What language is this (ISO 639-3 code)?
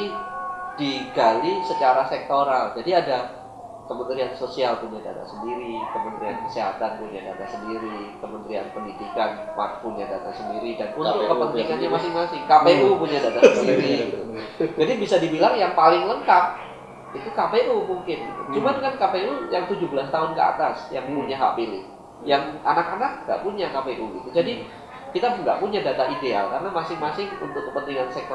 ind